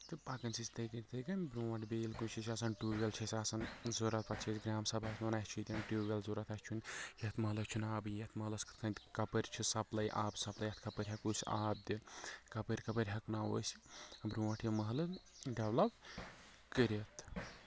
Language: Kashmiri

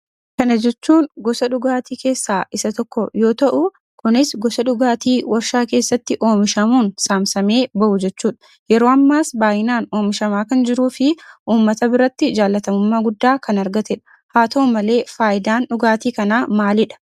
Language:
Oromo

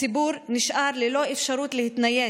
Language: Hebrew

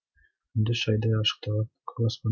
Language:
Kazakh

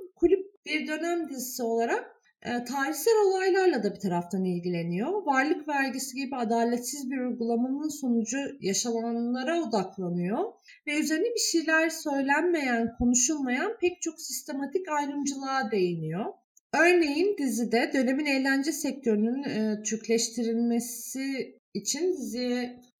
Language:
Turkish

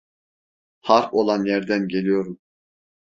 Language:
Turkish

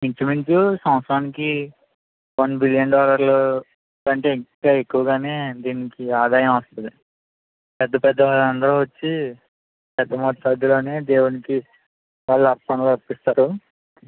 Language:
Telugu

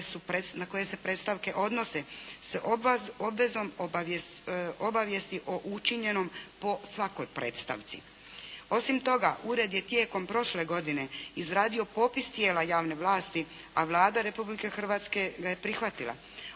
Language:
Croatian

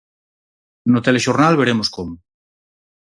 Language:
Galician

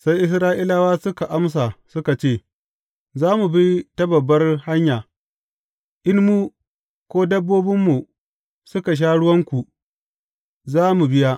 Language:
Hausa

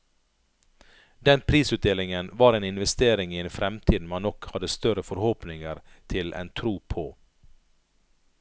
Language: Norwegian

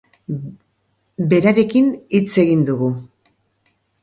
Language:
Basque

